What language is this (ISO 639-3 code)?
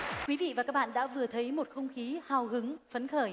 vie